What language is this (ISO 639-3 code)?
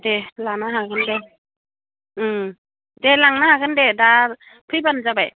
brx